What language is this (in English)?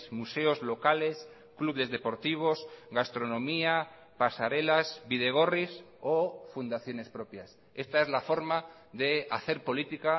Spanish